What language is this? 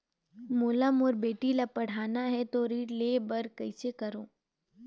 Chhattisgarhi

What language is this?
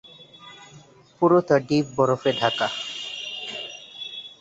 Bangla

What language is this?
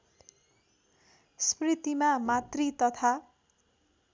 Nepali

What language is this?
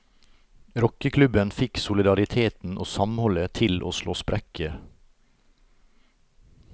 Norwegian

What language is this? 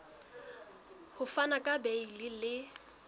Southern Sotho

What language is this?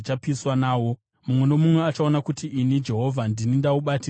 Shona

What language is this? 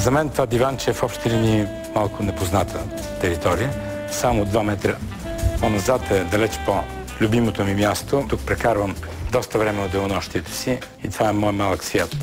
Bulgarian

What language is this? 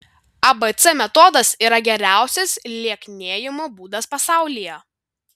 Lithuanian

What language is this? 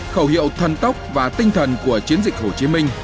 Vietnamese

